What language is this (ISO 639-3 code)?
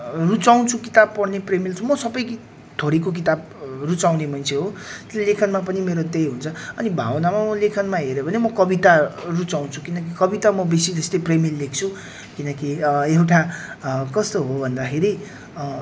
nep